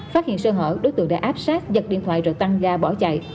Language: Vietnamese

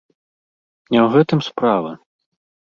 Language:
Belarusian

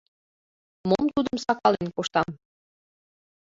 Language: Mari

